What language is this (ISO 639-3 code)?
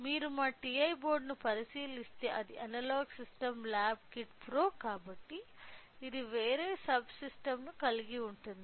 tel